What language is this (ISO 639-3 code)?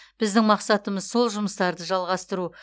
kaz